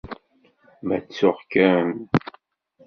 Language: Kabyle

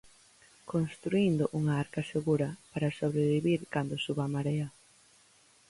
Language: Galician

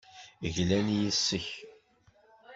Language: Kabyle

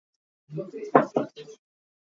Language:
Hakha Chin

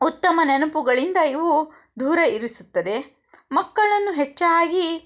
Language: Kannada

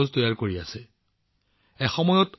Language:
Assamese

